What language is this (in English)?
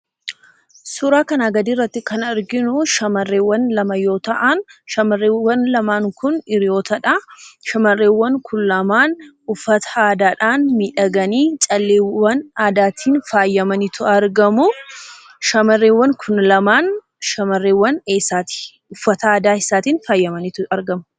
Oromo